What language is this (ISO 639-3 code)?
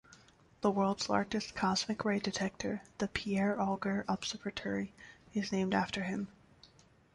eng